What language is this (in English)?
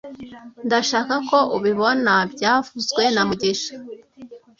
Kinyarwanda